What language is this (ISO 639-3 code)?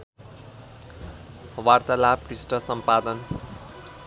nep